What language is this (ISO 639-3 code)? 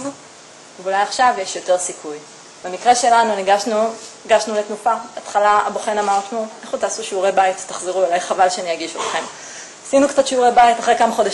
heb